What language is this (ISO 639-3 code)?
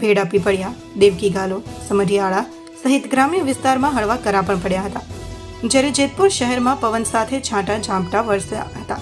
hin